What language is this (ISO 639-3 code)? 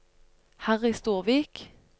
nor